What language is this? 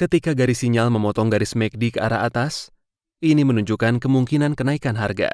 Indonesian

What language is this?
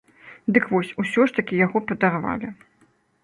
Belarusian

